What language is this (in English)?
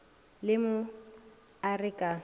Northern Sotho